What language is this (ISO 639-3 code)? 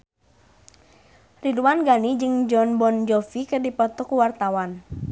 sun